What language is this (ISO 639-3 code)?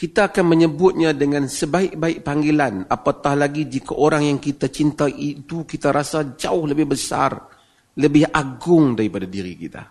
msa